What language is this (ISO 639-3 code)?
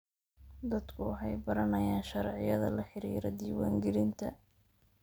som